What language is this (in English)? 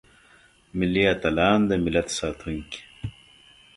Pashto